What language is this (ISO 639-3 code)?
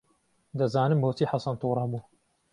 ckb